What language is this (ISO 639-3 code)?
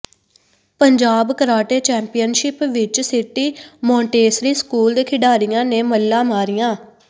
pan